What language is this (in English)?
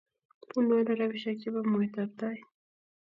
Kalenjin